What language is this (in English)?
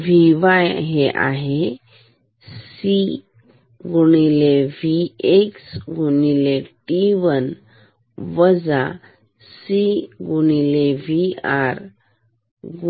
Marathi